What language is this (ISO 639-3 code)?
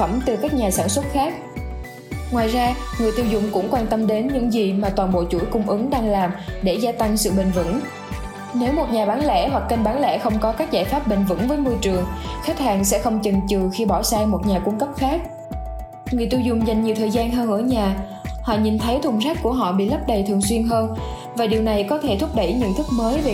vie